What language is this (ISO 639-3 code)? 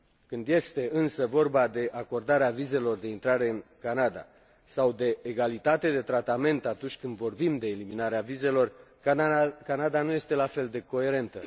ron